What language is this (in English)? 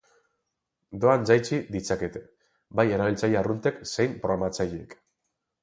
Basque